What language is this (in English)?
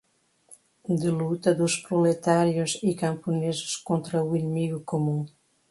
Portuguese